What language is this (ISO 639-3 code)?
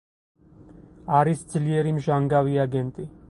kat